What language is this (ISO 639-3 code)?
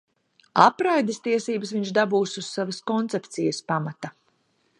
lav